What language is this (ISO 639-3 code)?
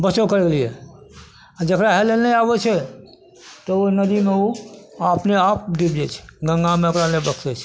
mai